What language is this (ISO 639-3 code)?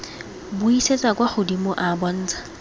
tsn